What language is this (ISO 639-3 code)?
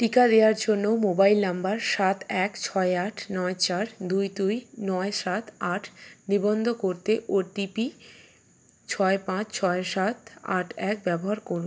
ben